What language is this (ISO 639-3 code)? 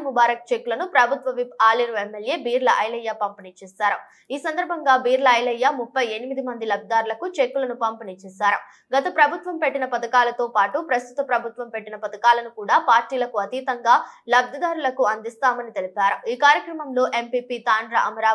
tel